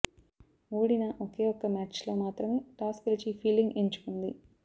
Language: Telugu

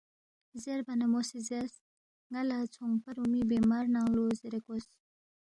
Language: Balti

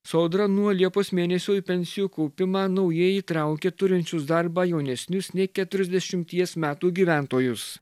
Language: Lithuanian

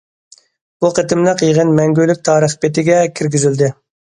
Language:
Uyghur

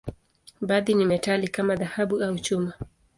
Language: Swahili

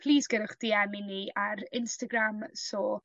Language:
Welsh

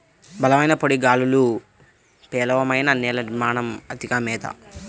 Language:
Telugu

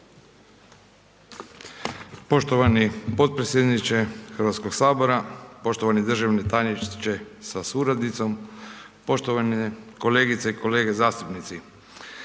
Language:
Croatian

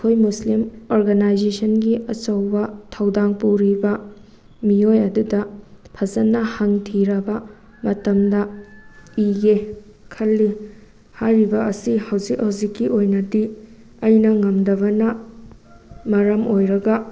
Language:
Manipuri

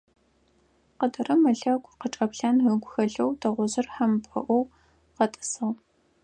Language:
Adyghe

